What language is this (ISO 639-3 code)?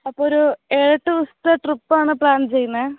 mal